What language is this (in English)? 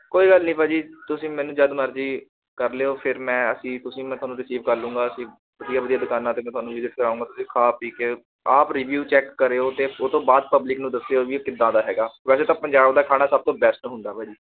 Punjabi